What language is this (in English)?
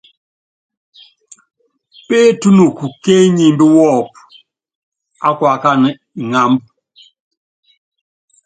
Yangben